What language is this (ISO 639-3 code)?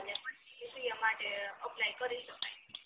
guj